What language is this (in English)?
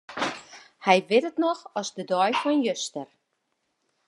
Western Frisian